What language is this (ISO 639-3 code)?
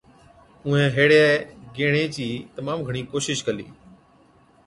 odk